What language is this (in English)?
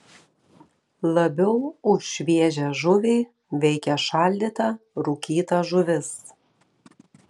Lithuanian